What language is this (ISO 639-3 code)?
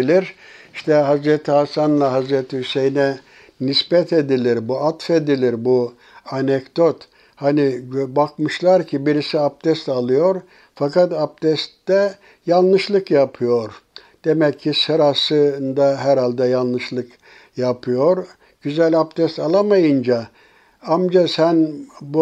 tur